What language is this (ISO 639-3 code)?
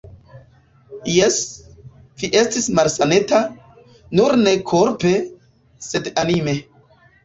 epo